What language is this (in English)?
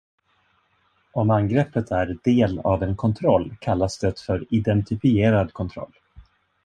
Swedish